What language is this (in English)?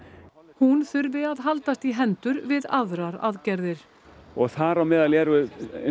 Icelandic